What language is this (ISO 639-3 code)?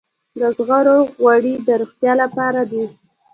pus